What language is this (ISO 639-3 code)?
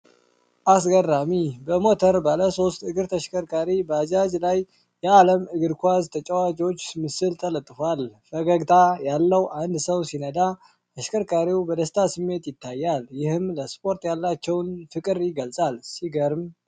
amh